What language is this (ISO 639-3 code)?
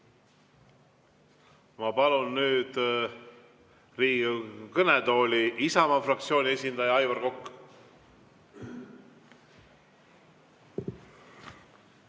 est